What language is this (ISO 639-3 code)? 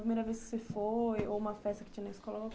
por